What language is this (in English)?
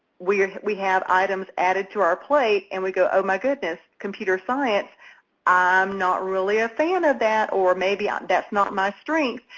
English